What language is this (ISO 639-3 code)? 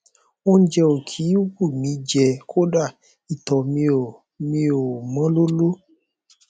yor